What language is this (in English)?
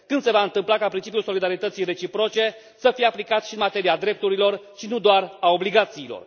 Romanian